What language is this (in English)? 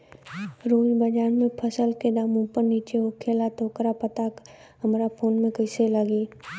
Bhojpuri